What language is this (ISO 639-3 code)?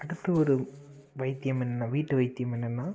tam